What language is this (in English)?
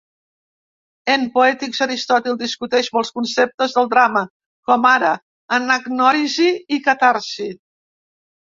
Catalan